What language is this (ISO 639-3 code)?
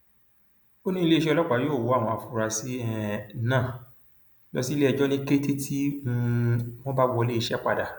yor